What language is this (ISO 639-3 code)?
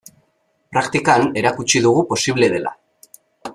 eus